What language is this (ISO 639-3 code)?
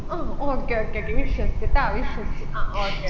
mal